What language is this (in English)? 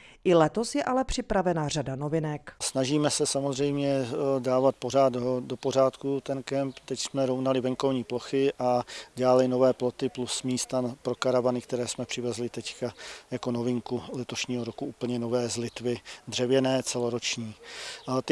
Czech